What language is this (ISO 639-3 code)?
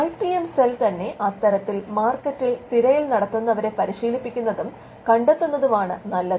mal